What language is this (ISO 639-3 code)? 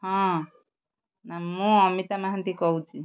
ori